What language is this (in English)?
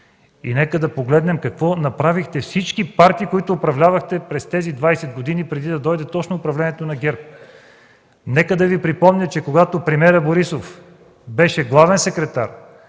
Bulgarian